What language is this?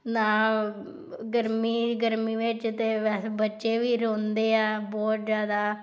Punjabi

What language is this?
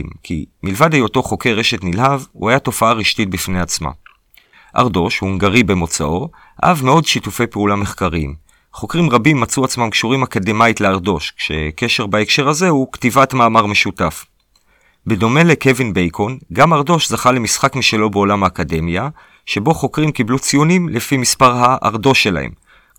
Hebrew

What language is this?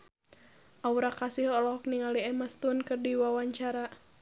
Sundanese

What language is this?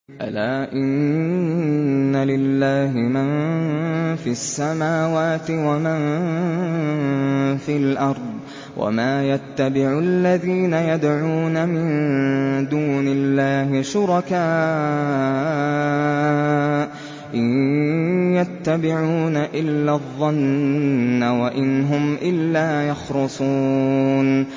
Arabic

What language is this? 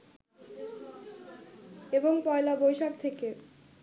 Bangla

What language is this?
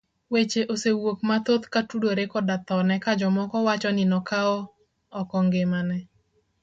Luo (Kenya and Tanzania)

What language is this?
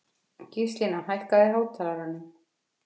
Icelandic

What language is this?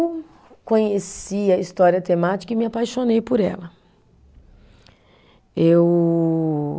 Portuguese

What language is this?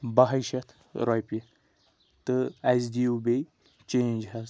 Kashmiri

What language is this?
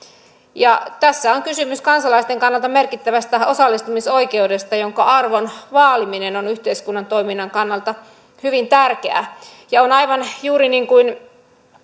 Finnish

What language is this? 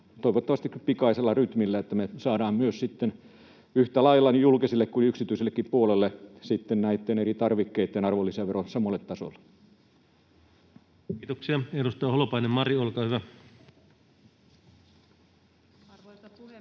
Finnish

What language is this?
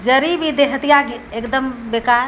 Maithili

